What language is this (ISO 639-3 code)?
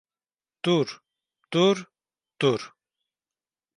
tur